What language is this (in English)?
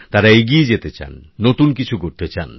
Bangla